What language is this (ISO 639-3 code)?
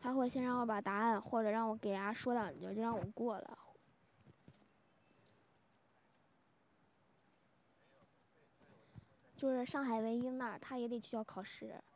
zho